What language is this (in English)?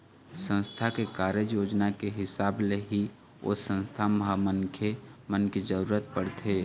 Chhattisgarhi